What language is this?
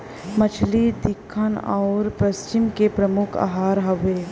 Bhojpuri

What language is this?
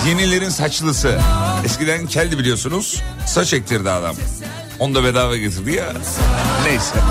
Turkish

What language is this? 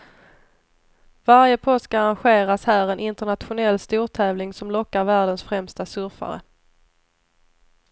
Swedish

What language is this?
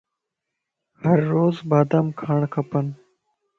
Lasi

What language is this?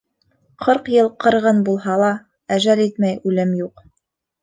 Bashkir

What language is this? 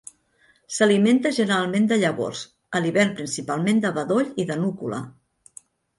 Catalan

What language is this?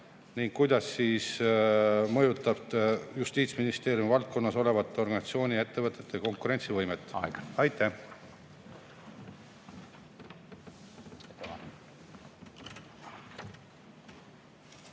Estonian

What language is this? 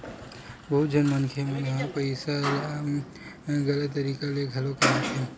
Chhattisgarhi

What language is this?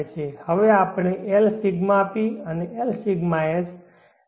Gujarati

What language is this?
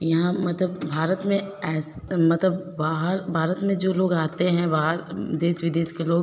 Hindi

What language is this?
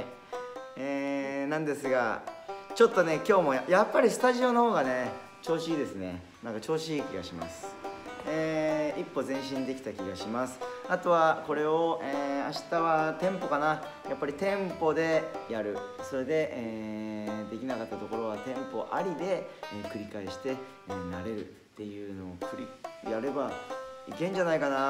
Japanese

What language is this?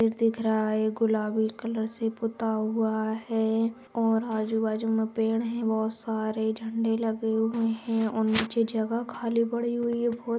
Magahi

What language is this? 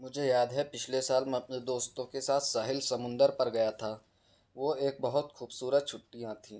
Urdu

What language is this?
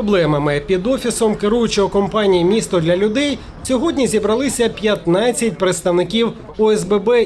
Ukrainian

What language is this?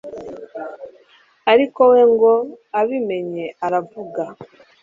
Kinyarwanda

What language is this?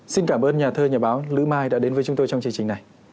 Vietnamese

